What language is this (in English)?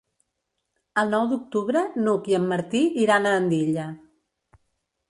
Catalan